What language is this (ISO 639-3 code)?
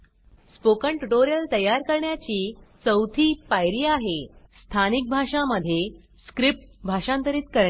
mar